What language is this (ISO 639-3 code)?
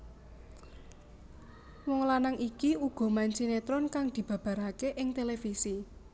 jav